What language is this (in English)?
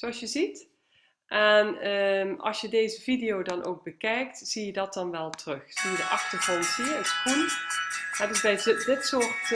Dutch